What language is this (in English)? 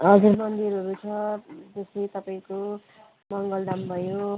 Nepali